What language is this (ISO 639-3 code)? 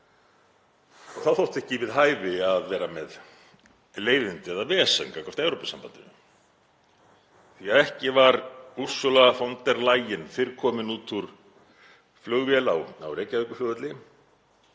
isl